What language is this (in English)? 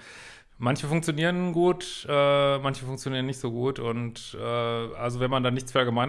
German